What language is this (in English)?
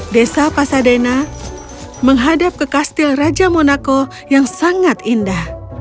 Indonesian